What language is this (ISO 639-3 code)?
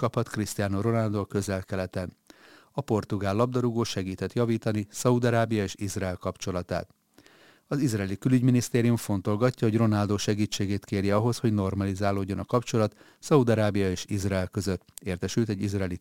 hun